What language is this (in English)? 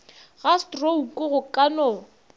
Northern Sotho